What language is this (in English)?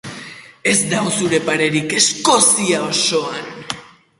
Basque